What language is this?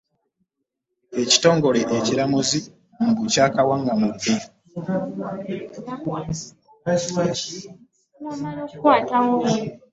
Ganda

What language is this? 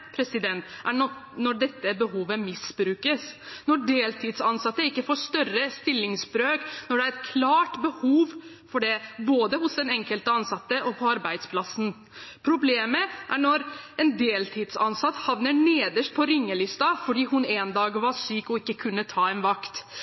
Norwegian Bokmål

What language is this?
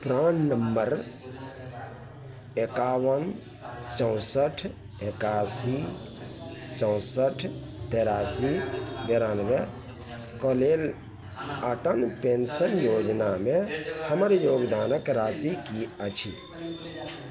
Maithili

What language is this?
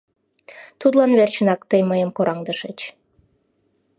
Mari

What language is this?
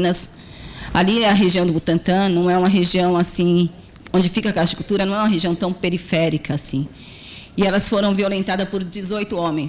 Portuguese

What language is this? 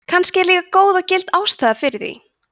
Icelandic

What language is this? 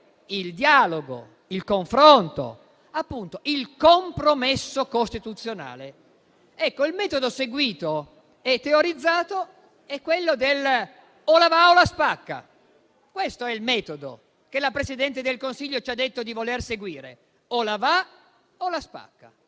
Italian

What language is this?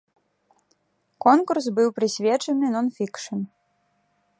Belarusian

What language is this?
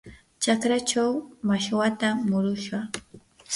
Yanahuanca Pasco Quechua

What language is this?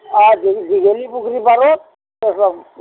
Assamese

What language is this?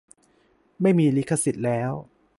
Thai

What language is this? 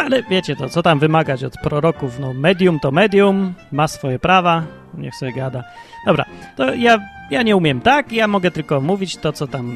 Polish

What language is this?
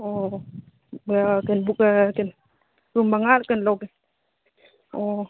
Manipuri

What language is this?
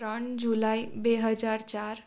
Gujarati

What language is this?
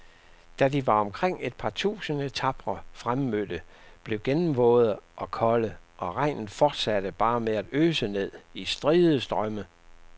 Danish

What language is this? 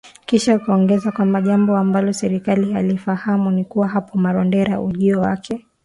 Swahili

